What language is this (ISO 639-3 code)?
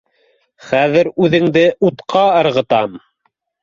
bak